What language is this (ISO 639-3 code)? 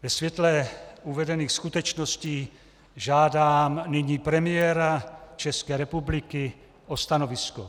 ces